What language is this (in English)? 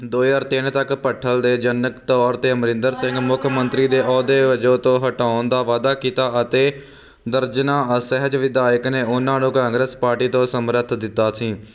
Punjabi